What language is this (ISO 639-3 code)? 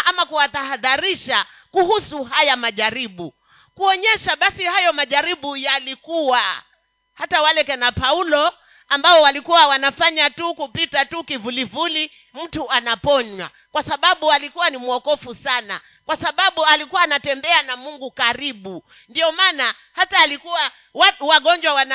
swa